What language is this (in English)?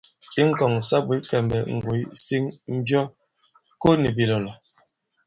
Bankon